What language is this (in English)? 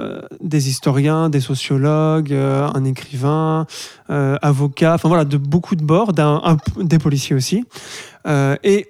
French